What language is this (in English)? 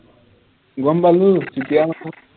Assamese